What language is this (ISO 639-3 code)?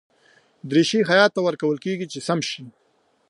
pus